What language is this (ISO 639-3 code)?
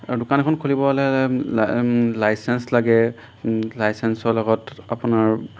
asm